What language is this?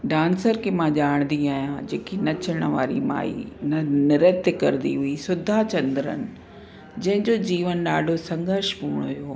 Sindhi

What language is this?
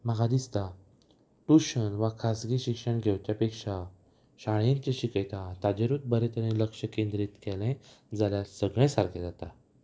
Konkani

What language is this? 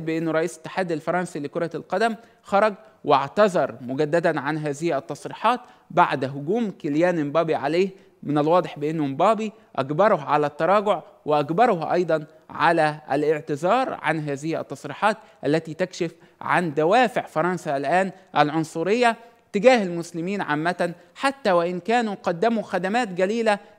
Arabic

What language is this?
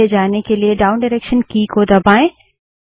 Hindi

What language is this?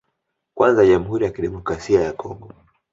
Swahili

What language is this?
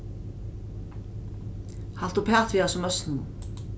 Faroese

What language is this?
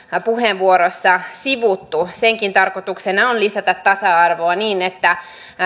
Finnish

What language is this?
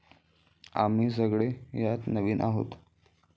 Marathi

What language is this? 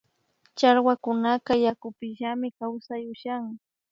Imbabura Highland Quichua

